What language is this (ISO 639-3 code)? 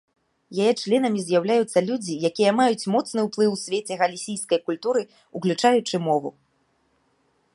bel